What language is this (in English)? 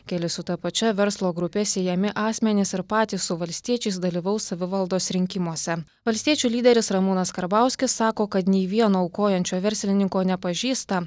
Lithuanian